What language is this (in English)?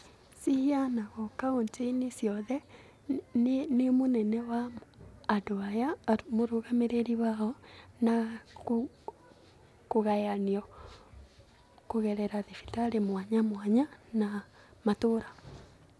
Kikuyu